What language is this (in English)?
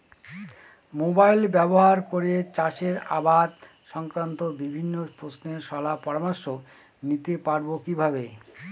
Bangla